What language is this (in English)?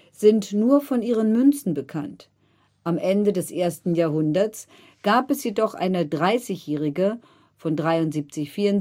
German